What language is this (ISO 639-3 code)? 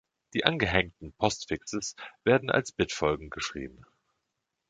deu